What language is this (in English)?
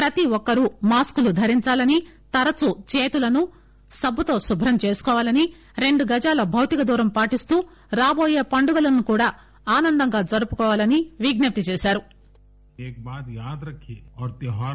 Telugu